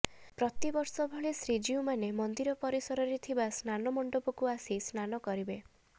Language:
Odia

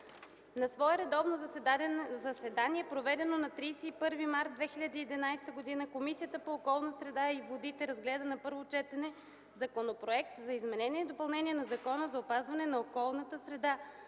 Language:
Bulgarian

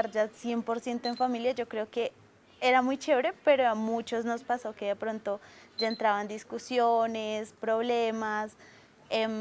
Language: Spanish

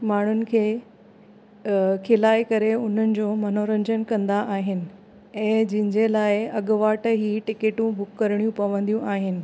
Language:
Sindhi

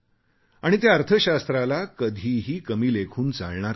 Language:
Marathi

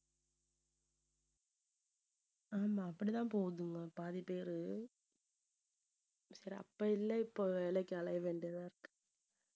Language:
Tamil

